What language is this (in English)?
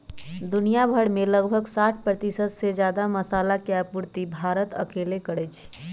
Magahi